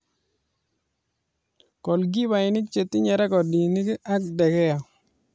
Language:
Kalenjin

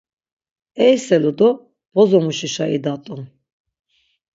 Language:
Laz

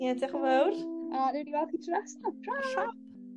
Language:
Welsh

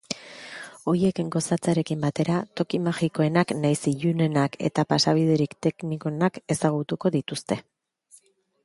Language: Basque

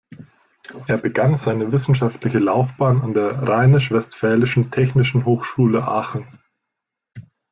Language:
German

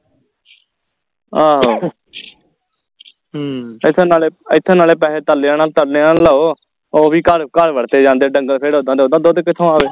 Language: Punjabi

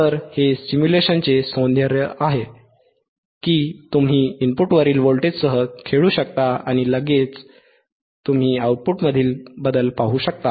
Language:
Marathi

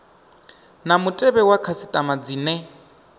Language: Venda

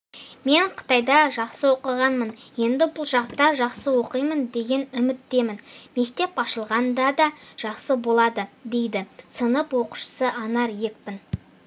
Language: Kazakh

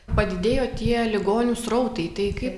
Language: Lithuanian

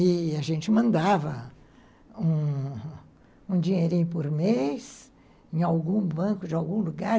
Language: Portuguese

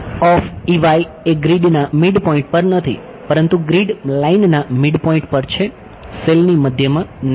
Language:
Gujarati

